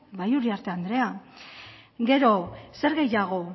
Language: Basque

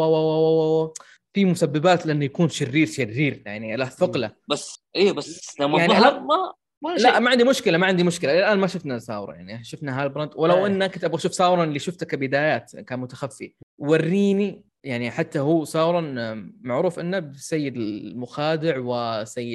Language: Arabic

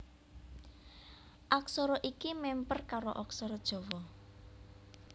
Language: Javanese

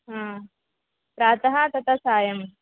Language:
Sanskrit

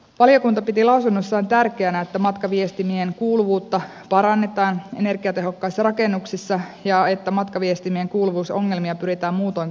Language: Finnish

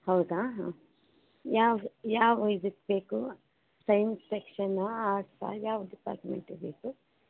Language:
Kannada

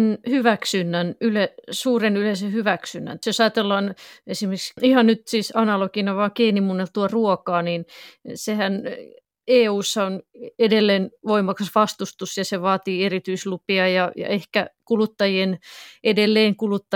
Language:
Finnish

